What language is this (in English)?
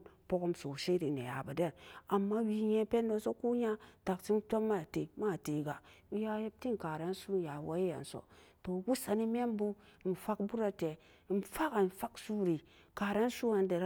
Samba Daka